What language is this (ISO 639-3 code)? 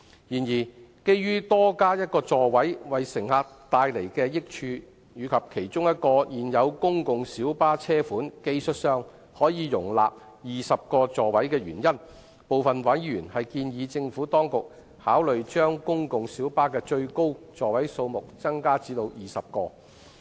yue